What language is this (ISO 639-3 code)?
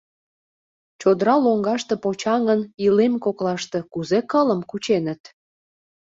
chm